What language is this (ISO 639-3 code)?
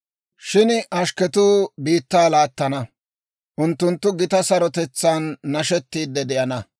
dwr